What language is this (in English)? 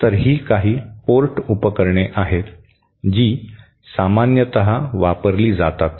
Marathi